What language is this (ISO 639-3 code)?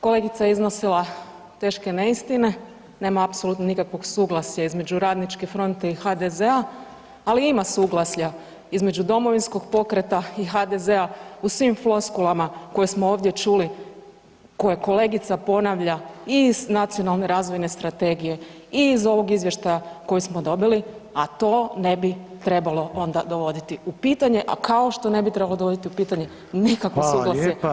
hrv